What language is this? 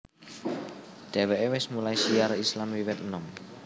Javanese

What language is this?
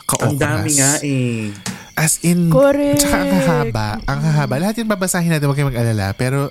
Filipino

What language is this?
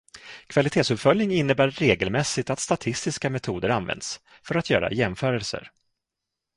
Swedish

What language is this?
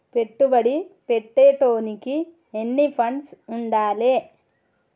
Telugu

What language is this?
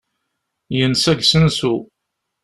Kabyle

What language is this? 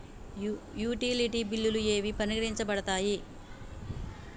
Telugu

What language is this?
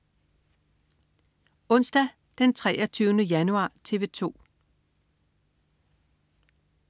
Danish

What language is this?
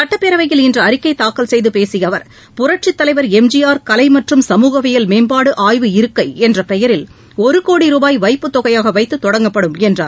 Tamil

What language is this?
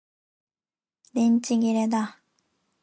Japanese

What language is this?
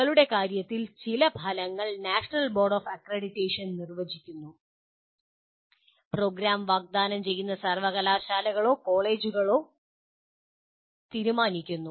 Malayalam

